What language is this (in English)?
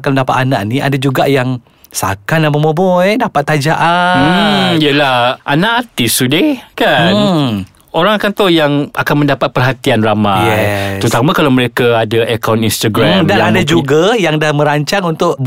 Malay